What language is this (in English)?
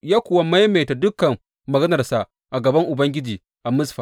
Hausa